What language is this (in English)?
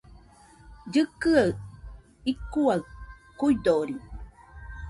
Nüpode Huitoto